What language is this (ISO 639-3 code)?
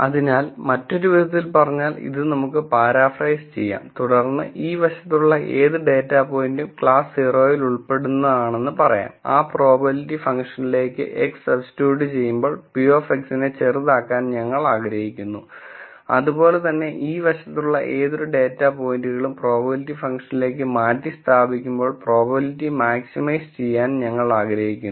mal